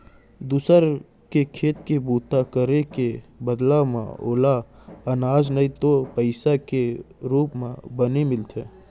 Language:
Chhattisgarhi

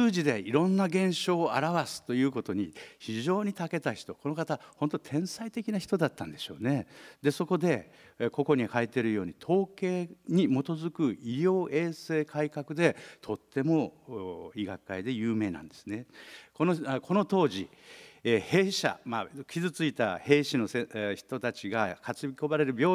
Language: Japanese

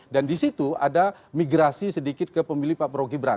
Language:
Indonesian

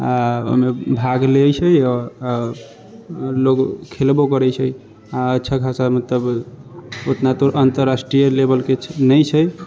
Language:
Maithili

